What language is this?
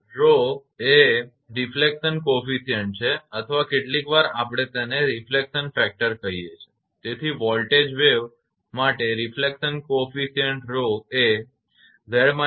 Gujarati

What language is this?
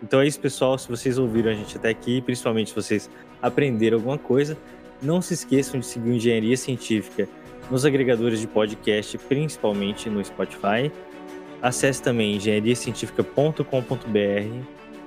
Portuguese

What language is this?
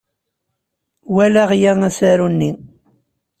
Kabyle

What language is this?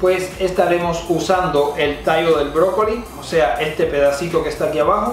Spanish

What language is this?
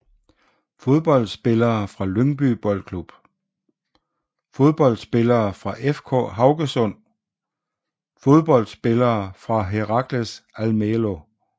Danish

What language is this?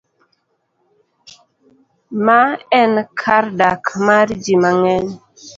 Luo (Kenya and Tanzania)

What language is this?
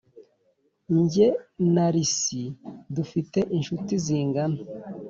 Kinyarwanda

